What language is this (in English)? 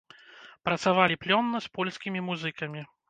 Belarusian